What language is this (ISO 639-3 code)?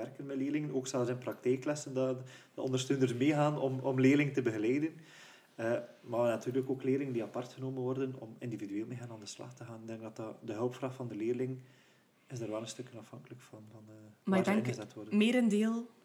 nld